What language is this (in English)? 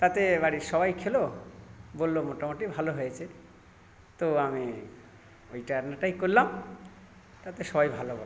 Bangla